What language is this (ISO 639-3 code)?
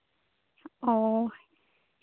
sat